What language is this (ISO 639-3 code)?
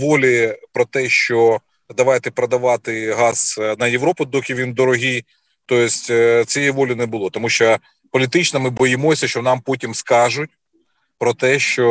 ukr